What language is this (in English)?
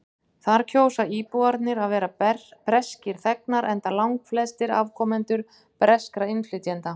Icelandic